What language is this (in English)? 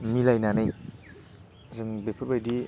Bodo